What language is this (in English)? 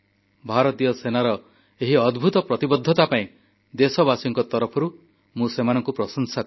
Odia